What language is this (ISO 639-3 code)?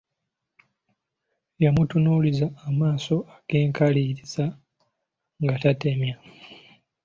lug